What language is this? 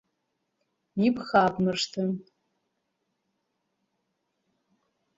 Abkhazian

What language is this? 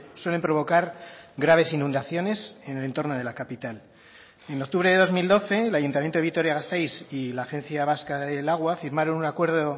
Spanish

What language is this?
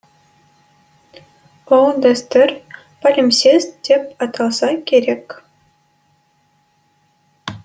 Kazakh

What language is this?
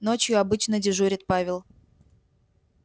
Russian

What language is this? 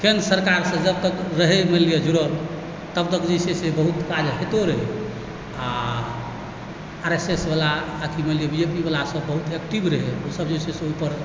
Maithili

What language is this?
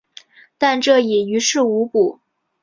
Chinese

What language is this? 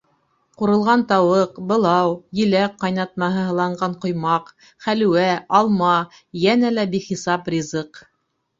Bashkir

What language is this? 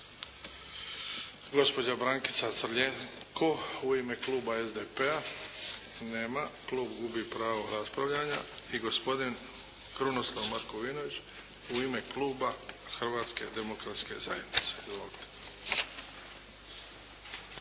Croatian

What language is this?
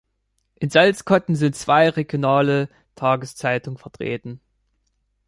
German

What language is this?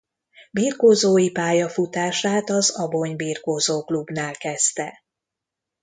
Hungarian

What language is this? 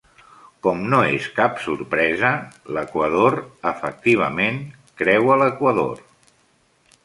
Catalan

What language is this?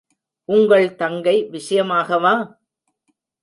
Tamil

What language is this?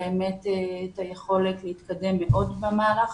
Hebrew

